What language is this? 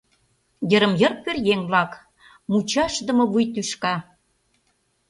Mari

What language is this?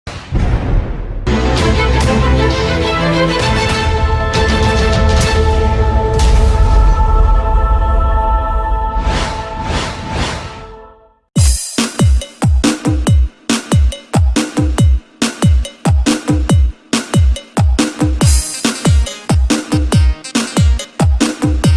Indonesian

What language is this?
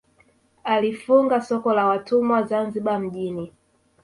Swahili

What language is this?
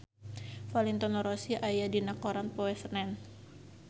Sundanese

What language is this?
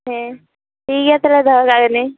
Santali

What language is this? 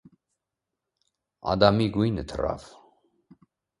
Armenian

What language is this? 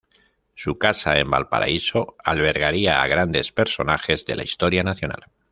Spanish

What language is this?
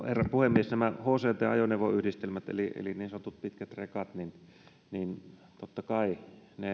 Finnish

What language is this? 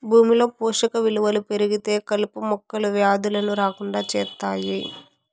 Telugu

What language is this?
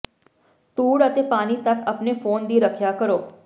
Punjabi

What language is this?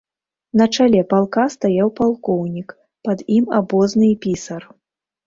Belarusian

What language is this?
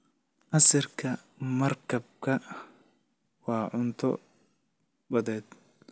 Somali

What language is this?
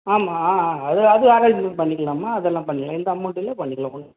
Tamil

